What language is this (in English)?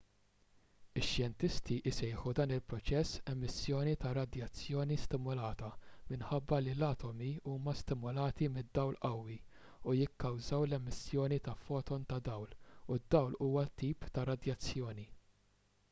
Maltese